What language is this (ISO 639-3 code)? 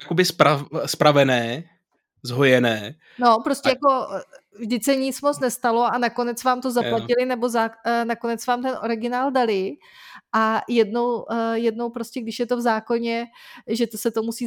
ces